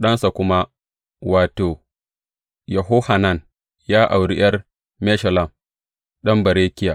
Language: Hausa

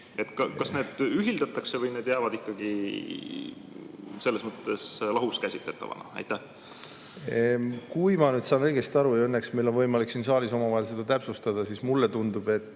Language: Estonian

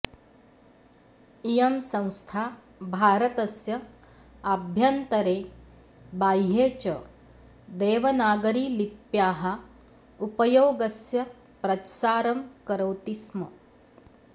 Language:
Sanskrit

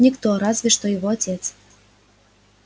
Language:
Russian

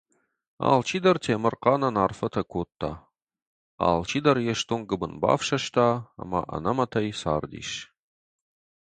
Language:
Ossetic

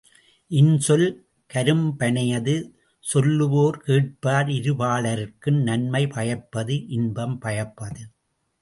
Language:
Tamil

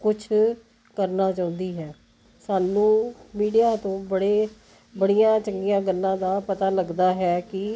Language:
Punjabi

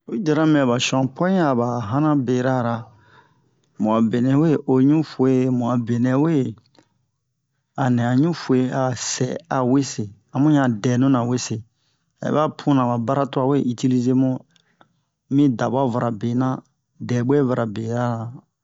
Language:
Bomu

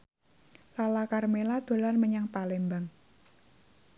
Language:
Javanese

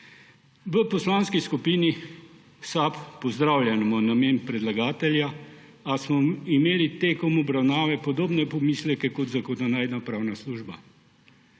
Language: Slovenian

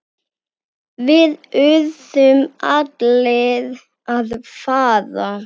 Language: Icelandic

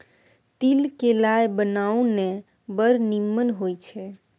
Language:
Maithili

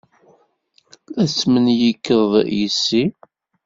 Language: Kabyle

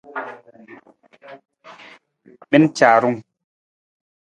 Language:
Nawdm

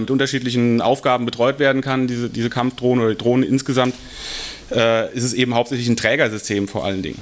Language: German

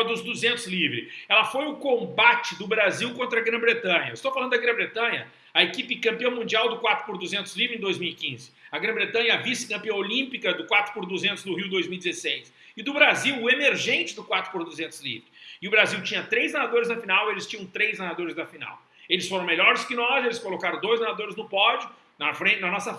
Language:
Portuguese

